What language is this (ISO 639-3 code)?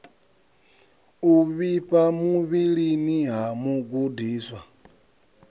ven